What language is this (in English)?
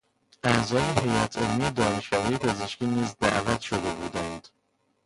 Persian